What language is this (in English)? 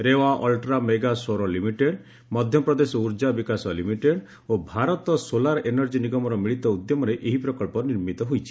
Odia